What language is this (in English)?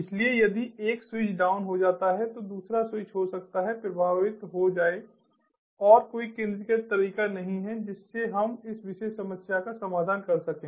Hindi